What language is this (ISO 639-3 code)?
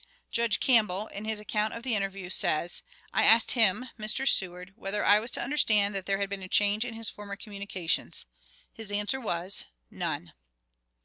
eng